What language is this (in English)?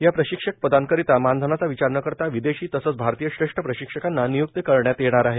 Marathi